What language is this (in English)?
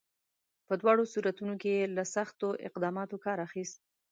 Pashto